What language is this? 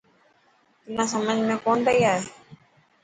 Dhatki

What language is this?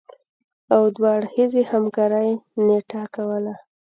Pashto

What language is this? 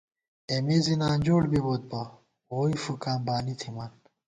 Gawar-Bati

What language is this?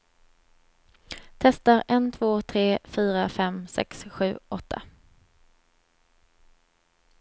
Swedish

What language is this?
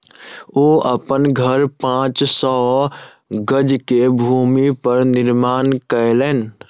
Maithili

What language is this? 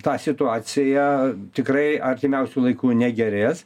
Lithuanian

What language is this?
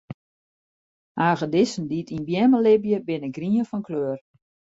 Western Frisian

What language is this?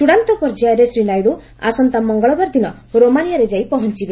Odia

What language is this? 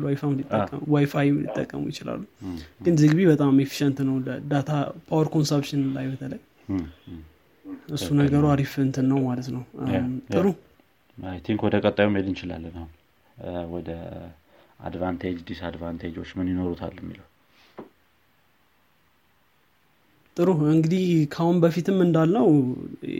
Amharic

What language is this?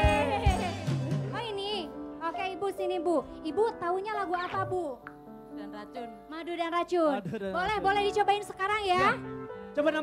Indonesian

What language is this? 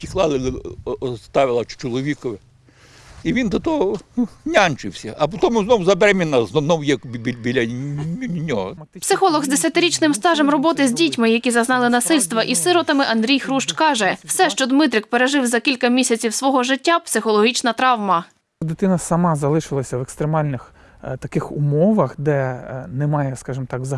Ukrainian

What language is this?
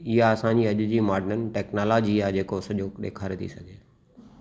Sindhi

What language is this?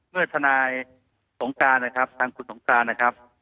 Thai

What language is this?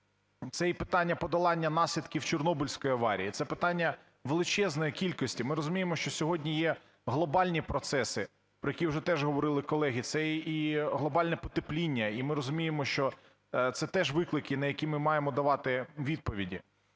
Ukrainian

